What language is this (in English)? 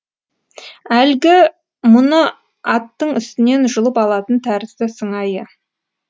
Kazakh